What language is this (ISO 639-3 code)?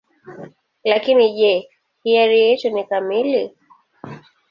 swa